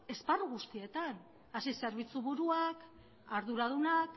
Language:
Basque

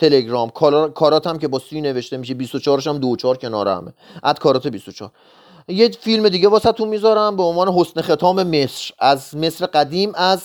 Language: Persian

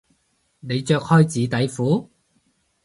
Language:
Cantonese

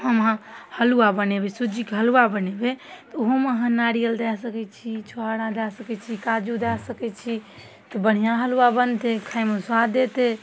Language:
Maithili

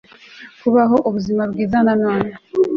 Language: Kinyarwanda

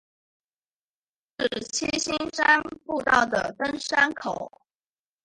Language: Chinese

